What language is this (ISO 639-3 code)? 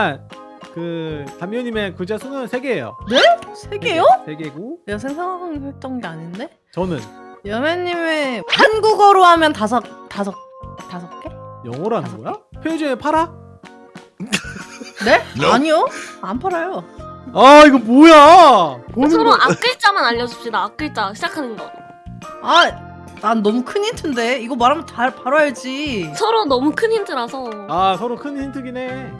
kor